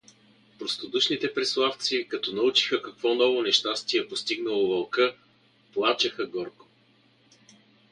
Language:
Bulgarian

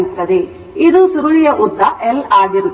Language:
Kannada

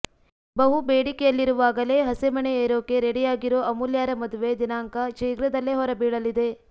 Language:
Kannada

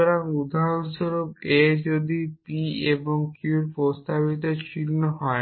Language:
Bangla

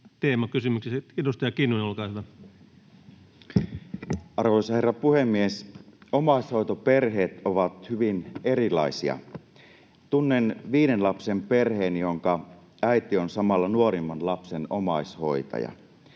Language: Finnish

